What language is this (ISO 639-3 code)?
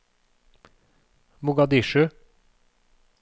nor